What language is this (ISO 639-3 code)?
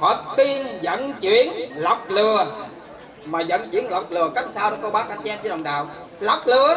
vie